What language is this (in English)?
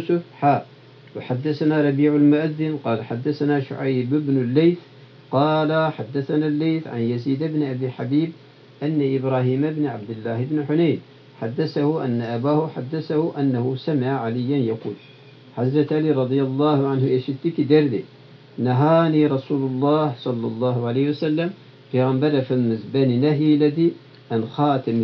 Turkish